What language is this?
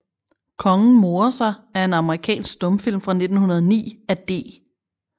Danish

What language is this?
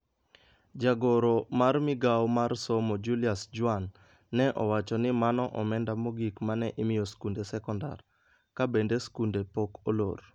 Luo (Kenya and Tanzania)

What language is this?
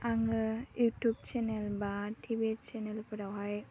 Bodo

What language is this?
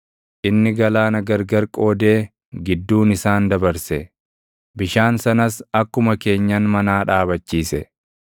Oromo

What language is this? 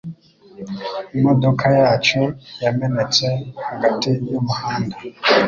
Kinyarwanda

